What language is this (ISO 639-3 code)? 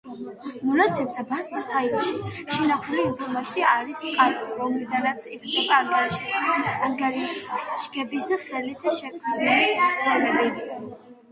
kat